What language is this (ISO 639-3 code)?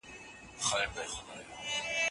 pus